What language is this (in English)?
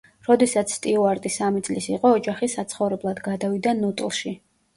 Georgian